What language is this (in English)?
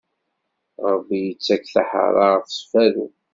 Kabyle